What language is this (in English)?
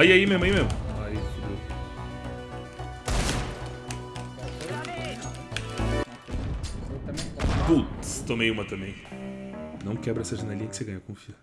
Portuguese